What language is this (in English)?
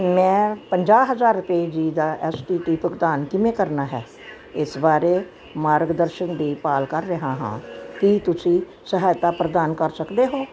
Punjabi